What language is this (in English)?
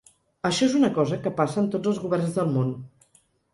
Catalan